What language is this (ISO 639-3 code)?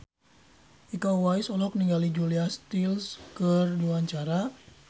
sun